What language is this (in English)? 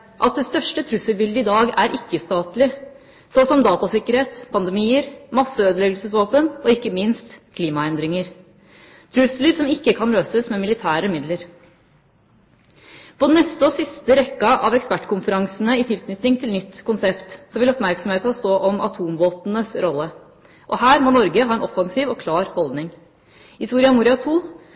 Norwegian Bokmål